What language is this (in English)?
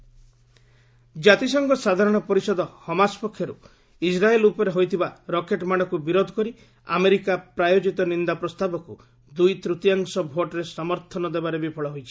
Odia